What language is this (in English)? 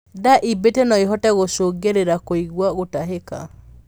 Kikuyu